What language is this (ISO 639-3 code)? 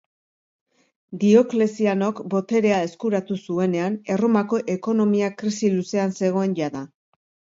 eus